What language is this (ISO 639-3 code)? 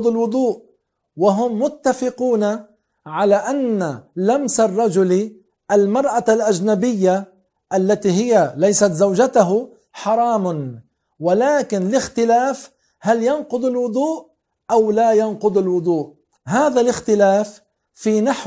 ara